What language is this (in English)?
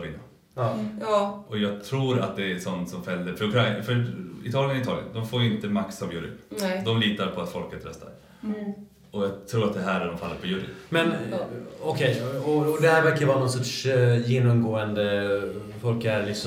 Swedish